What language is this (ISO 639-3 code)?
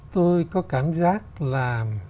vie